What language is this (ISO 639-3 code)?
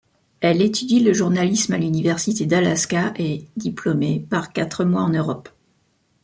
fra